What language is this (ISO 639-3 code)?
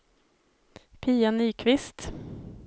swe